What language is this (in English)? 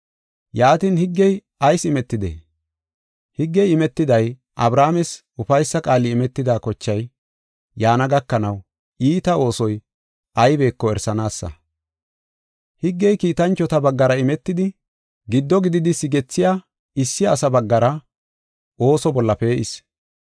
Gofa